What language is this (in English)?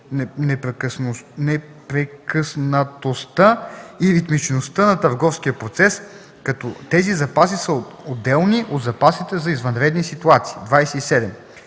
Bulgarian